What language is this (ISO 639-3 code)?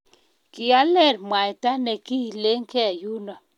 kln